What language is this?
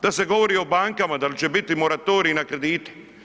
Croatian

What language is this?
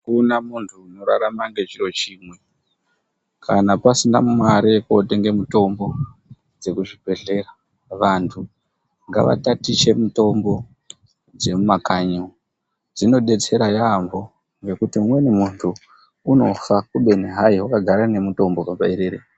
Ndau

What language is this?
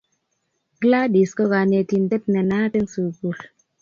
Kalenjin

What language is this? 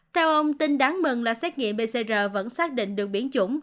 Vietnamese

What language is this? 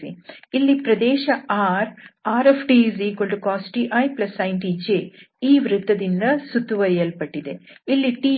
Kannada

